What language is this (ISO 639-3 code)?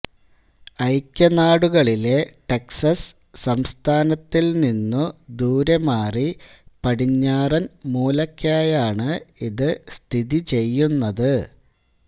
mal